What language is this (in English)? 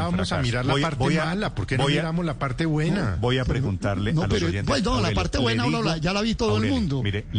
Spanish